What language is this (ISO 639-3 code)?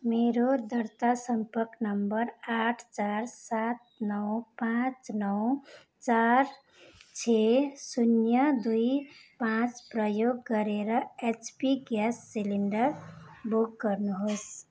nep